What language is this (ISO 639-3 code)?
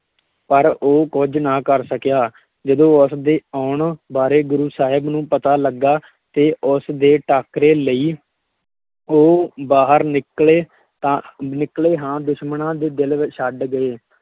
pan